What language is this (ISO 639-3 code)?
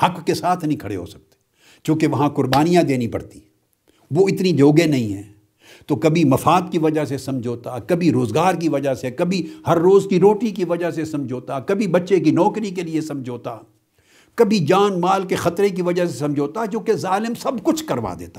urd